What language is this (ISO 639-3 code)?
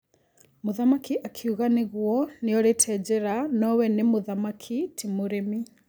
kik